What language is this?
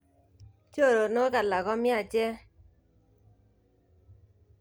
Kalenjin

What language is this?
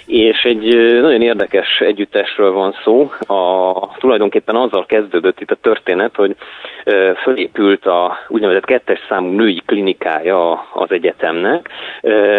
Hungarian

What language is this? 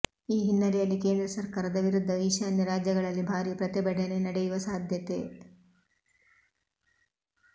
Kannada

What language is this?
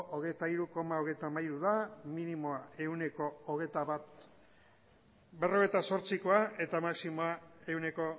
Basque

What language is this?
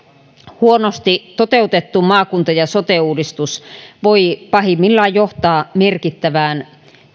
Finnish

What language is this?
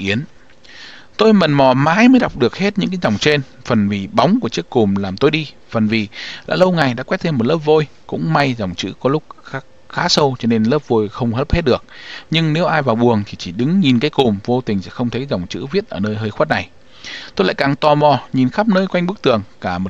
Vietnamese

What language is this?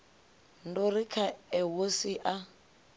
Venda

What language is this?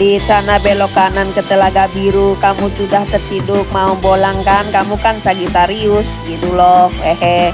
Indonesian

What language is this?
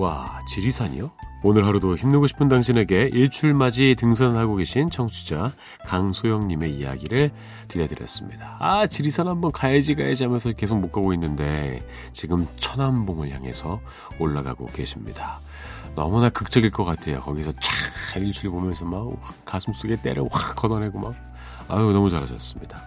Korean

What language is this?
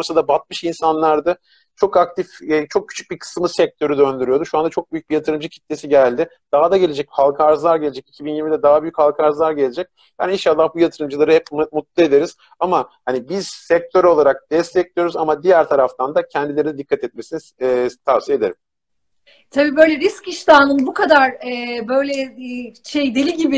Turkish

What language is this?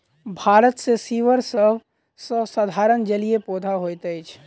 Maithili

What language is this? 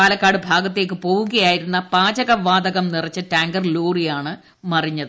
Malayalam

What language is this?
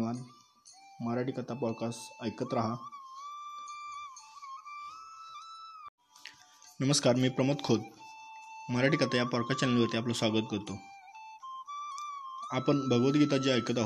Marathi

